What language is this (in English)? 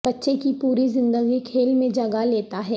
Urdu